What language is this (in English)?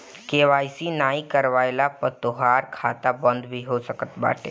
Bhojpuri